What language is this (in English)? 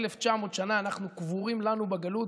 Hebrew